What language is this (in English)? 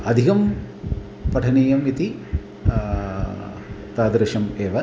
Sanskrit